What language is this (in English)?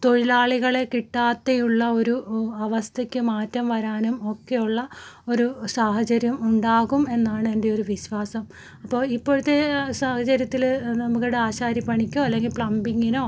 Malayalam